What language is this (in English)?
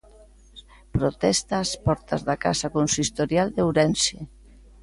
Galician